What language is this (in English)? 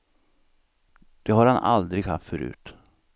Swedish